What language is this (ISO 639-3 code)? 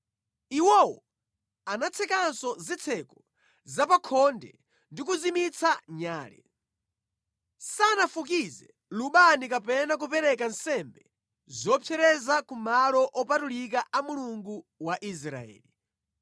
nya